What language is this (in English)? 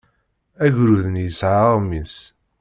Kabyle